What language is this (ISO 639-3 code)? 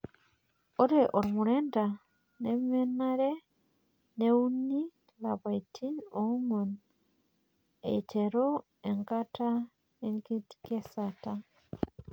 mas